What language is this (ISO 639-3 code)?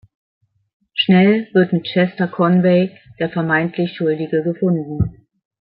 deu